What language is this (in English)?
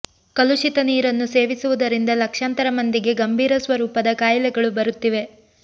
Kannada